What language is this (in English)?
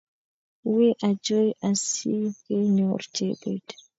Kalenjin